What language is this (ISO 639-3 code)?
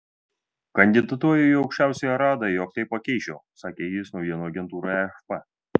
lit